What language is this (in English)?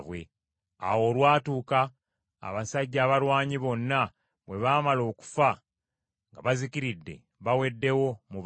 Ganda